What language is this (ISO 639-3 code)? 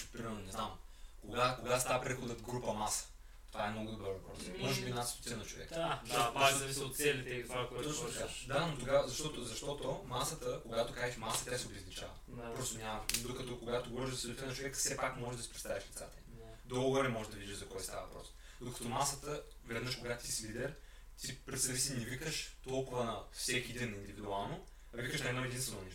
bul